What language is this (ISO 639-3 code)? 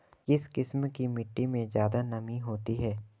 hin